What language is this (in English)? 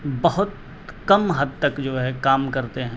Urdu